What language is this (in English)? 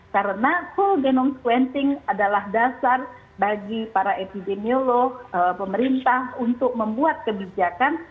Indonesian